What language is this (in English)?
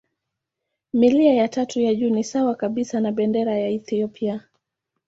Swahili